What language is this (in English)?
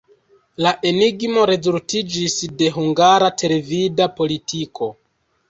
Esperanto